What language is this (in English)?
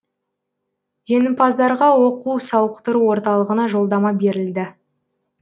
Kazakh